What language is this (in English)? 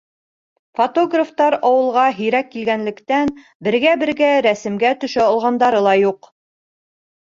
Bashkir